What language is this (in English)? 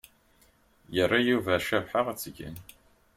Kabyle